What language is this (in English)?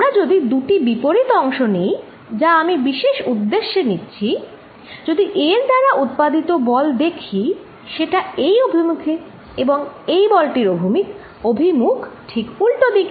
Bangla